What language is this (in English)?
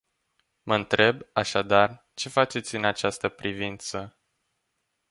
Romanian